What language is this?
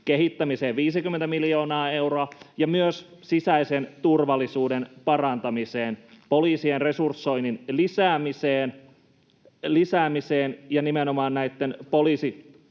Finnish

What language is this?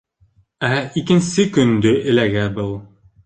Bashkir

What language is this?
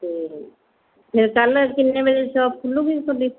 Punjabi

